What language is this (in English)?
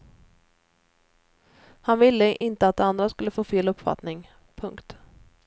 Swedish